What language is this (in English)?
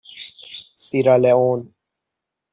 Persian